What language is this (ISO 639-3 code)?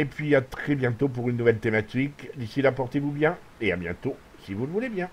fra